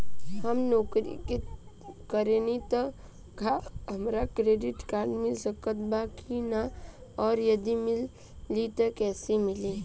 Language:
Bhojpuri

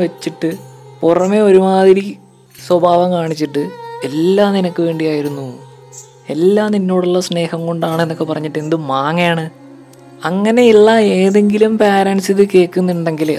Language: Malayalam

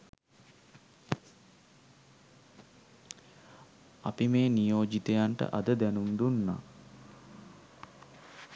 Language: Sinhala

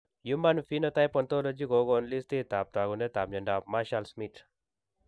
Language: Kalenjin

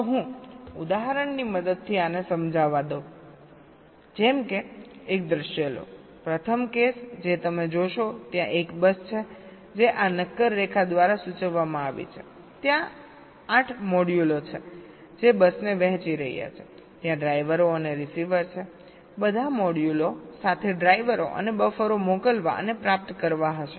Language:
Gujarati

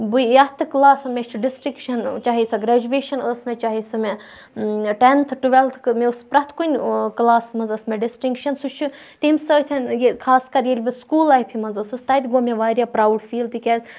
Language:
Kashmiri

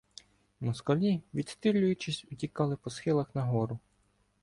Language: Ukrainian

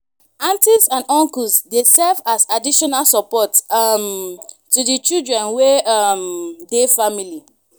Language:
Nigerian Pidgin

